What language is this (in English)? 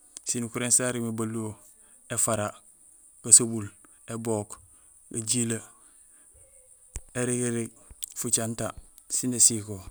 Gusilay